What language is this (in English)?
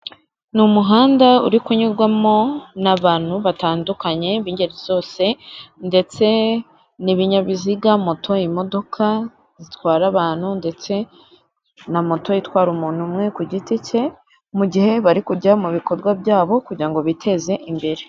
Kinyarwanda